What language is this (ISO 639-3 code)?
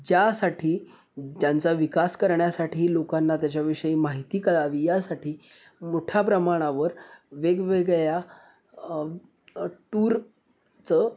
mar